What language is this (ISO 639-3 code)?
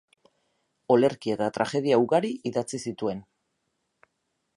eus